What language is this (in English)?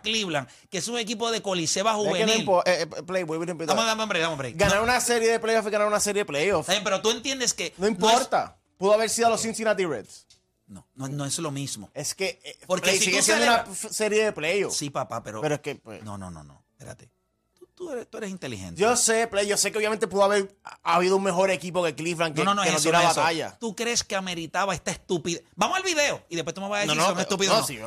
Spanish